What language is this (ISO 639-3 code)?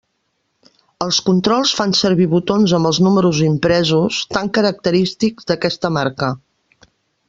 cat